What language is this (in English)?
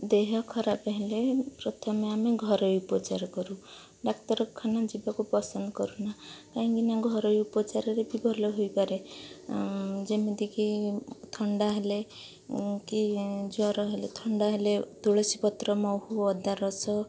Odia